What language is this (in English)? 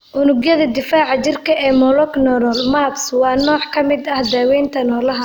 Somali